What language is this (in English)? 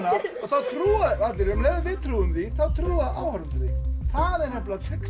Icelandic